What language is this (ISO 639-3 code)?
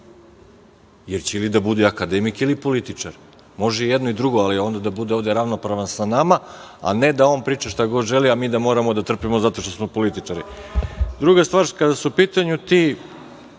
srp